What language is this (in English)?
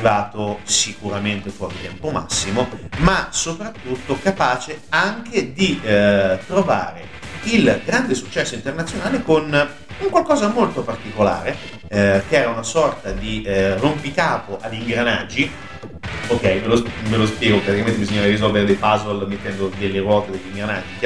Italian